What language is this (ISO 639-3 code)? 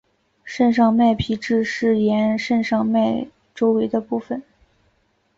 zho